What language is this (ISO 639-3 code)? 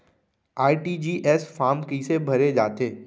hne